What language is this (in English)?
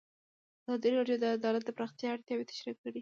Pashto